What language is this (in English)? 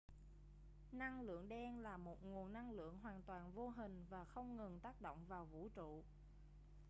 Vietnamese